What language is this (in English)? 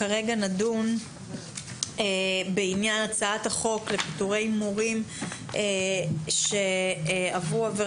Hebrew